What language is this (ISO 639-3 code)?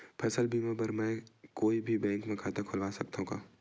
hne